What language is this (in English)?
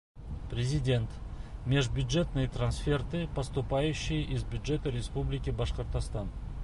Bashkir